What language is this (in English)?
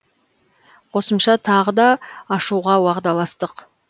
Kazakh